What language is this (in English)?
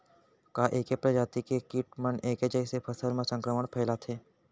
Chhattisgarhi